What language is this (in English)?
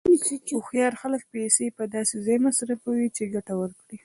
Pashto